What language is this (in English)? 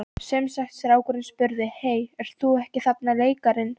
Icelandic